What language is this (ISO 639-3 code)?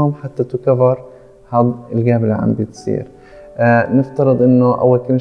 ara